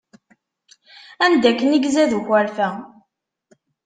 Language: Kabyle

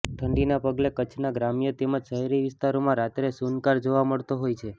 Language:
Gujarati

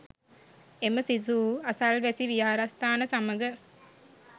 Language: Sinhala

